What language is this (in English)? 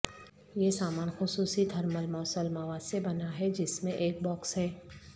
Urdu